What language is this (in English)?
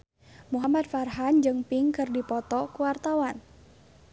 Sundanese